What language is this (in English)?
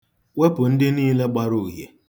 Igbo